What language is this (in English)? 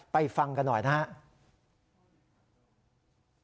Thai